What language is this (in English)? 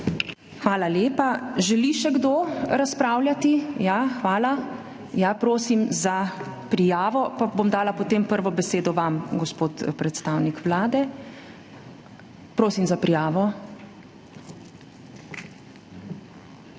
Slovenian